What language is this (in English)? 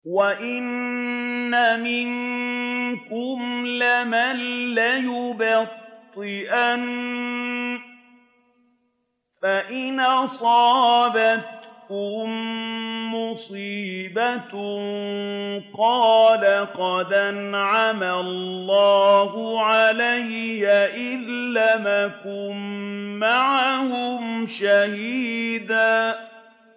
Arabic